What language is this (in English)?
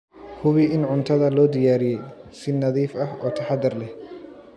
Somali